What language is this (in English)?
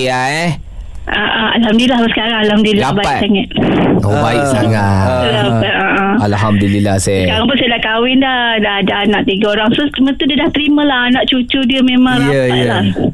Malay